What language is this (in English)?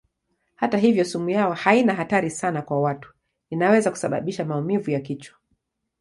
Swahili